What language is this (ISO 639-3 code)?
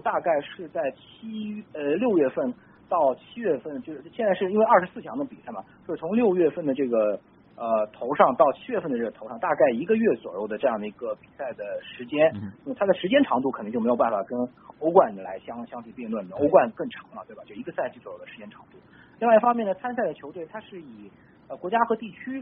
zho